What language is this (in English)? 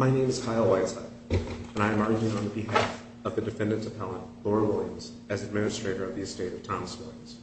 English